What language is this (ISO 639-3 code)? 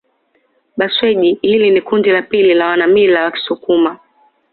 swa